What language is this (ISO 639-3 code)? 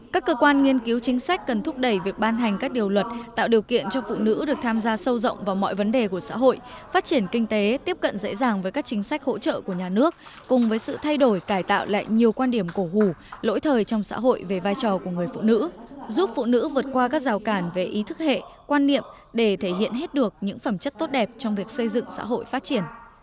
vie